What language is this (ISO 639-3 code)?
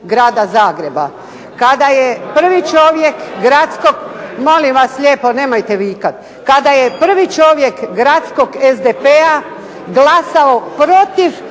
hrv